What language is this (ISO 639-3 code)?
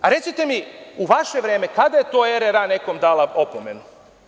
srp